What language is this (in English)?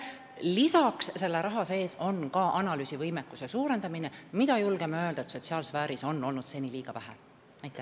Estonian